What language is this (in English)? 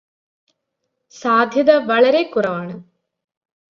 Malayalam